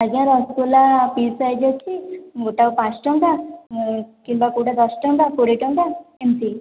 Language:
Odia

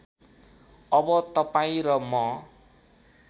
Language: Nepali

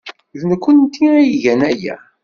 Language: Kabyle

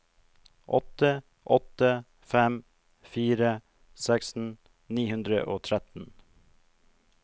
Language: Norwegian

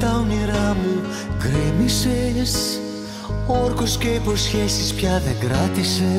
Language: Greek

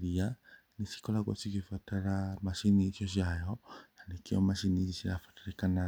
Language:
Kikuyu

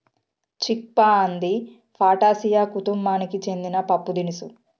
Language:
Telugu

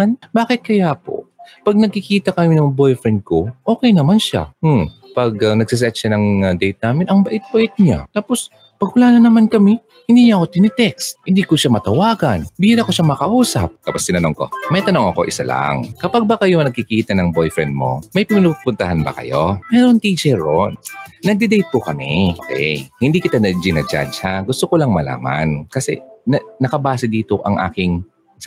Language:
Filipino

